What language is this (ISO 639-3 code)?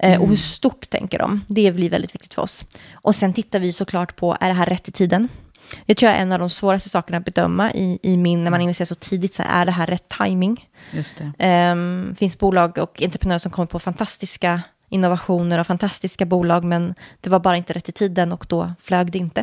swe